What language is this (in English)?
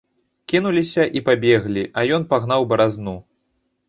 Belarusian